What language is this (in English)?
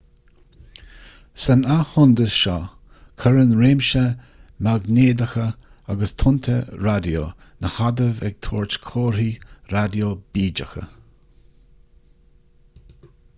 Irish